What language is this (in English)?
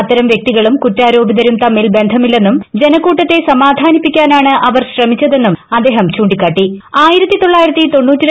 Malayalam